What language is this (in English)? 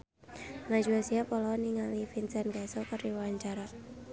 Sundanese